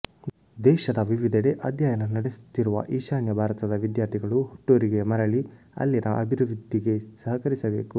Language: Kannada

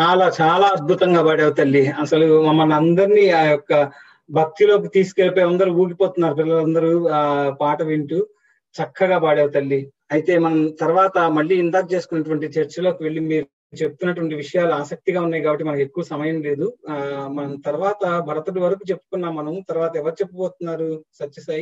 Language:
Telugu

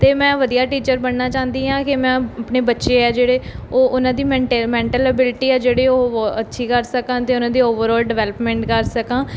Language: Punjabi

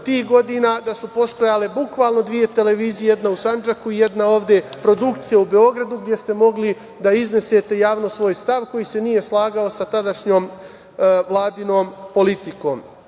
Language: Serbian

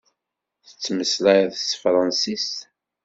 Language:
Kabyle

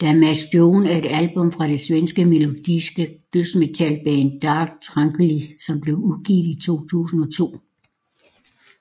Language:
Danish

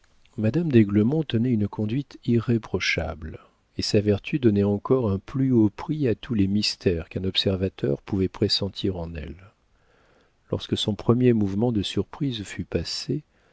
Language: French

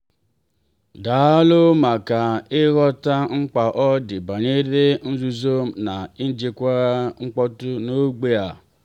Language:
Igbo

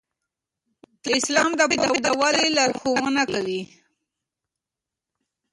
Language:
Pashto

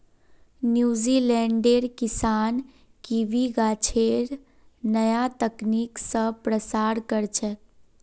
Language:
Magahi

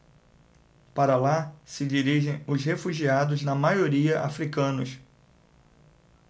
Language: Portuguese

